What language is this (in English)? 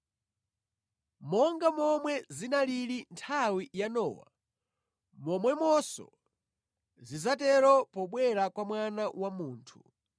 Nyanja